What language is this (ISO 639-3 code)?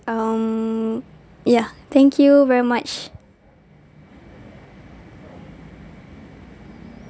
eng